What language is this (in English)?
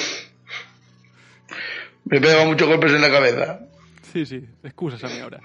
Spanish